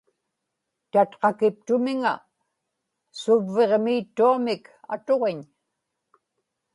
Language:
Inupiaq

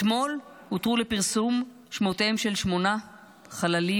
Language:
Hebrew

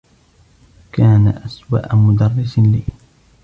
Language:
Arabic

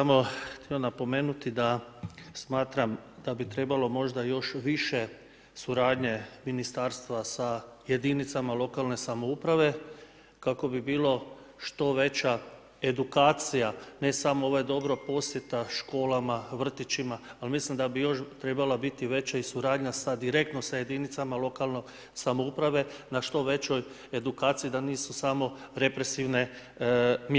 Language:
Croatian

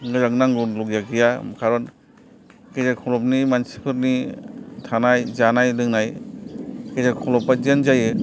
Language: Bodo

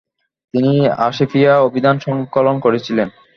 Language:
Bangla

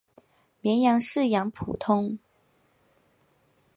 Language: Chinese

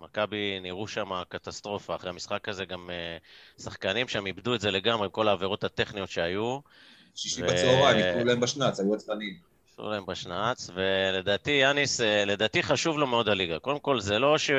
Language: Hebrew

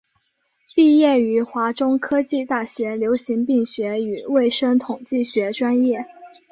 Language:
Chinese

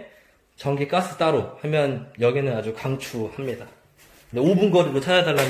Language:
Korean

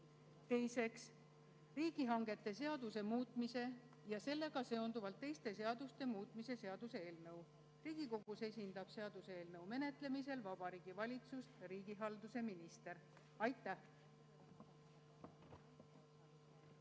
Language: Estonian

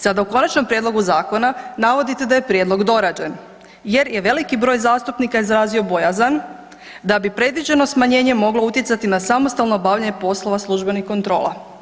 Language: Croatian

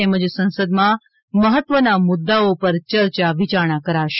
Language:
Gujarati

